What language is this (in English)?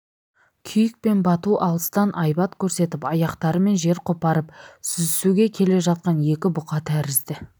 Kazakh